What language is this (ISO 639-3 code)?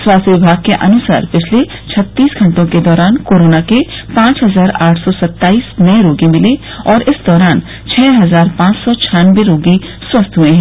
hin